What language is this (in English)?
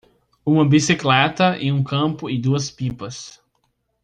Portuguese